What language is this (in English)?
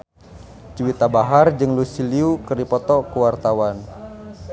Sundanese